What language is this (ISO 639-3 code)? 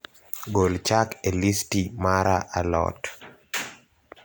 luo